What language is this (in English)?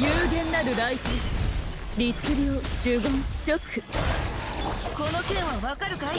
Japanese